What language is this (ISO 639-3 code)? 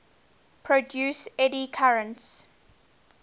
eng